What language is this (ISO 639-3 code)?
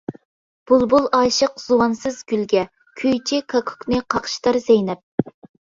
uig